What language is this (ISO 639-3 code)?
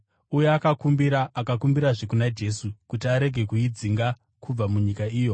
sna